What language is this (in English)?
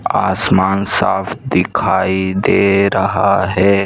Hindi